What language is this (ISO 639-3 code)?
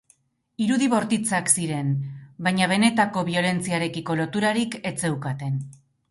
eus